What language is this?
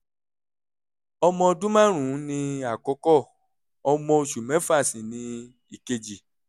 Yoruba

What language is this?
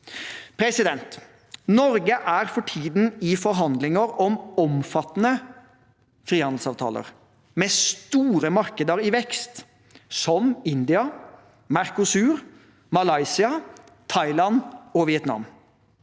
Norwegian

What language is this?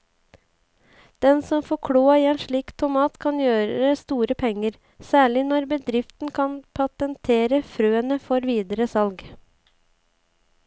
Norwegian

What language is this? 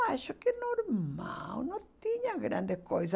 Portuguese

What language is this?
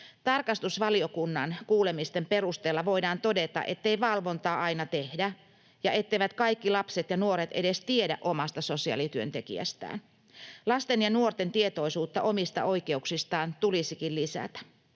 Finnish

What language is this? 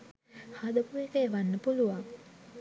Sinhala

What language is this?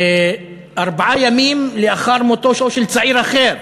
Hebrew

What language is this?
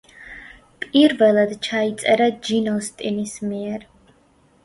Georgian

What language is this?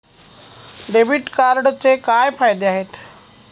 Marathi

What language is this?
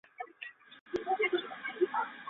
Chinese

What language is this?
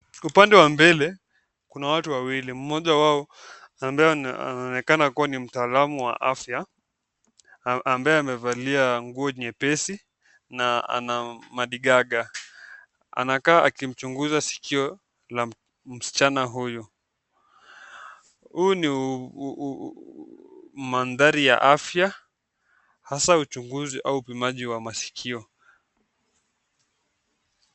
Swahili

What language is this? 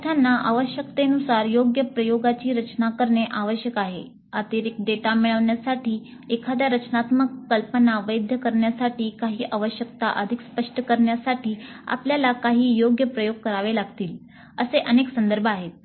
Marathi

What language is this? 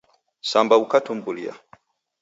Taita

